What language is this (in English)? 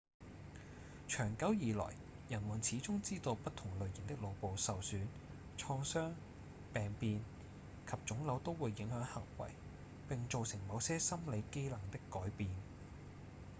Cantonese